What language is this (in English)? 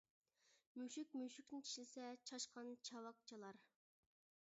Uyghur